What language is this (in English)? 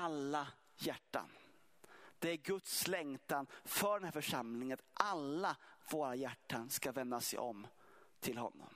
Swedish